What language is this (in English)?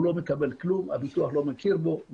Hebrew